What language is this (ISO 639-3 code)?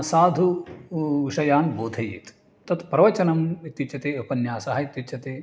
san